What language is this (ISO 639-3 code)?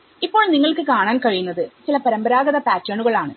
mal